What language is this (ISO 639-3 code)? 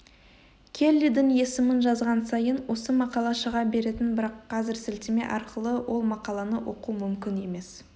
kaz